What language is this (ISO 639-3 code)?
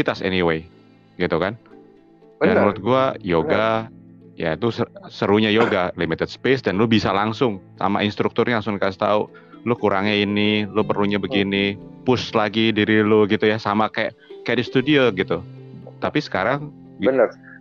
ind